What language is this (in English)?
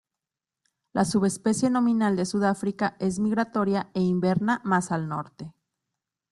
Spanish